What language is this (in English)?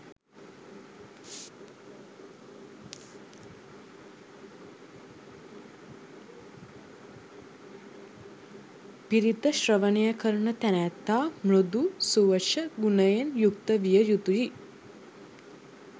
Sinhala